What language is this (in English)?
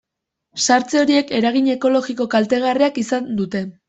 Basque